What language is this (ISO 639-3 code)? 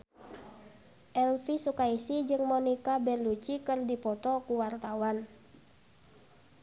sun